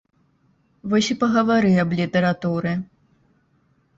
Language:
Belarusian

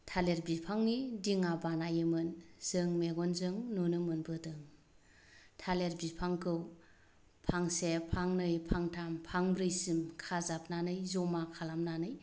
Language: Bodo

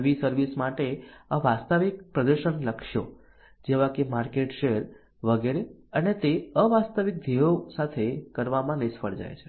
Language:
Gujarati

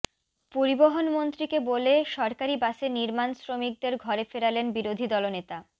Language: Bangla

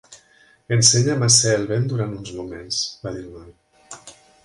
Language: Catalan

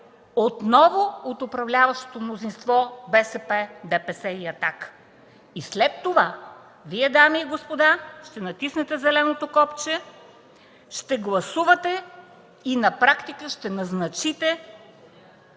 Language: Bulgarian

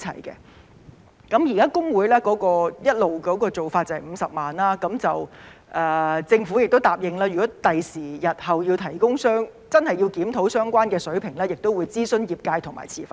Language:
Cantonese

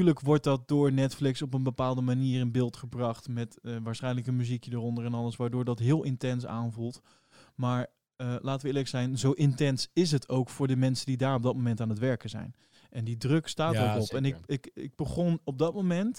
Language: Dutch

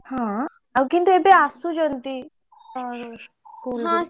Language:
Odia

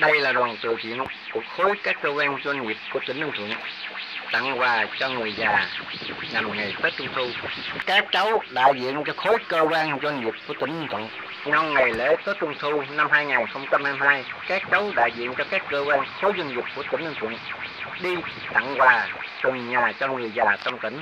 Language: Vietnamese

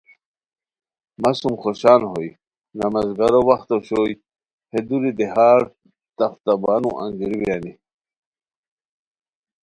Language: Khowar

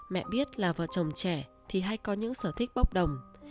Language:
Vietnamese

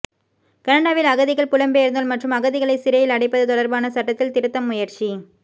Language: Tamil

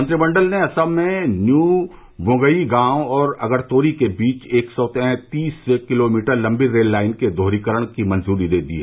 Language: Hindi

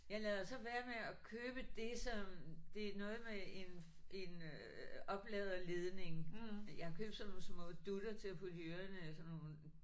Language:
Danish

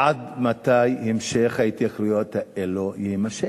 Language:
Hebrew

